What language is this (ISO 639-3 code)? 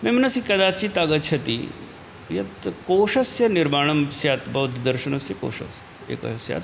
san